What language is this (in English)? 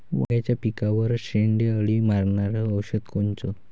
Marathi